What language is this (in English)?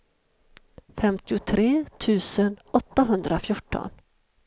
Swedish